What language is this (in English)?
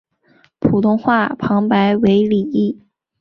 Chinese